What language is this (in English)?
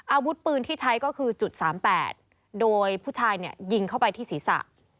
Thai